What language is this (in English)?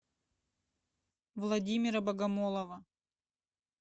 Russian